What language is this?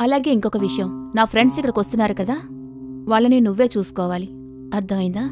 Telugu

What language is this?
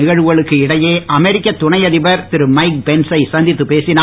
Tamil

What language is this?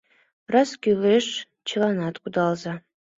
Mari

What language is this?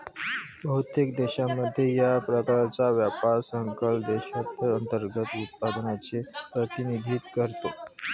Marathi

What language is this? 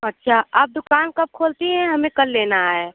Hindi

